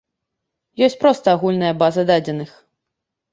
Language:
Belarusian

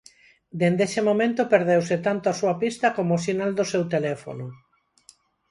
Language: Galician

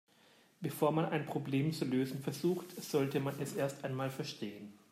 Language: German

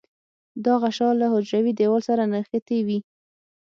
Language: Pashto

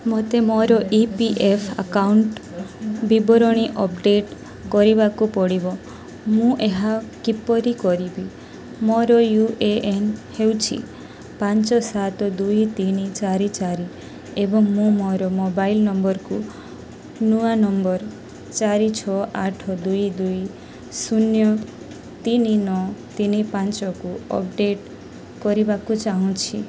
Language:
Odia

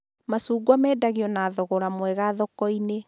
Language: Kikuyu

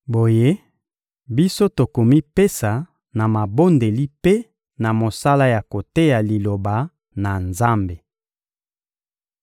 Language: Lingala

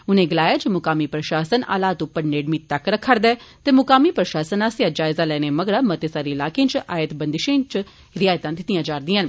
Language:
Dogri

